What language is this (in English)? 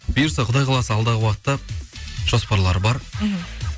Kazakh